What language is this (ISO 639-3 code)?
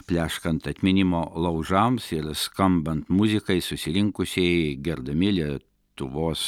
lit